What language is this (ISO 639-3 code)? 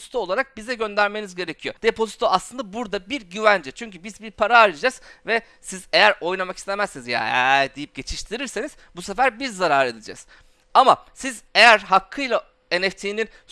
tur